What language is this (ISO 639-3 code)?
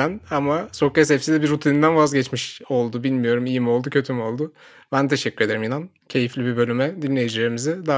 tur